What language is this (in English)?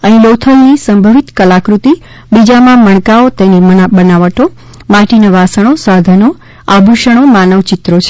Gujarati